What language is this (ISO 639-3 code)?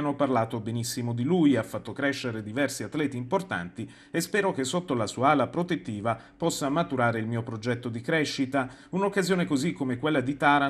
ita